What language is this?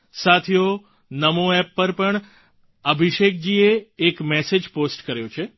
Gujarati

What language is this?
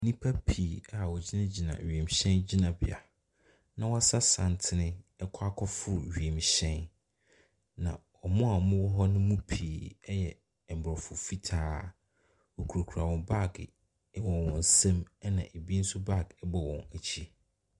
Akan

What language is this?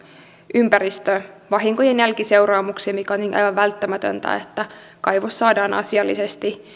Finnish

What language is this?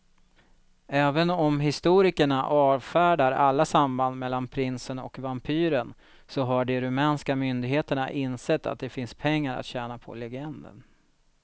Swedish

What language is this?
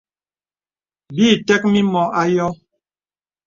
Bebele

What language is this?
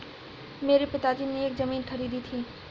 Hindi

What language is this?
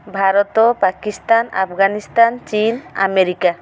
Odia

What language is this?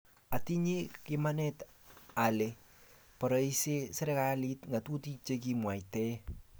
Kalenjin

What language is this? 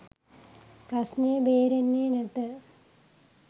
Sinhala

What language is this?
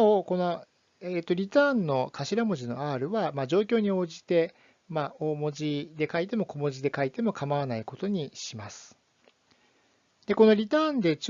Japanese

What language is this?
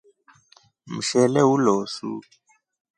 Rombo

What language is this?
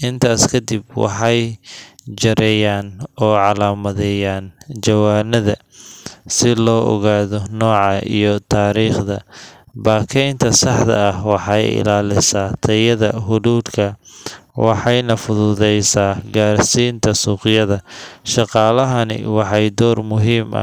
Somali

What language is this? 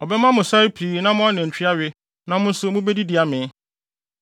Akan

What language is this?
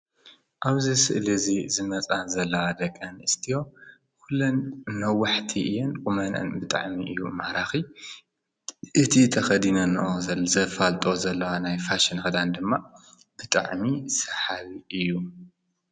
Tigrinya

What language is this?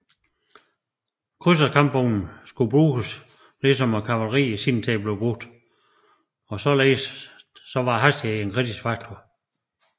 Danish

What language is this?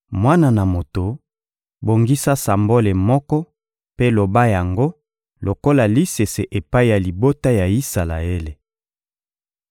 Lingala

